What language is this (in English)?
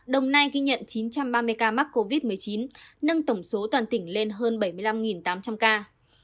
Vietnamese